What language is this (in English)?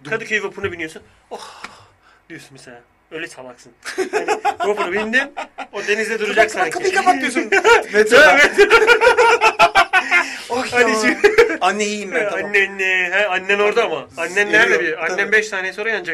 Turkish